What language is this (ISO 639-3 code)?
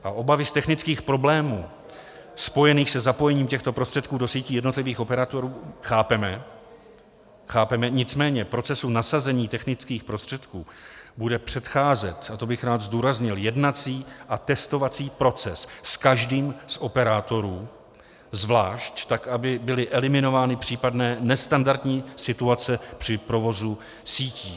ces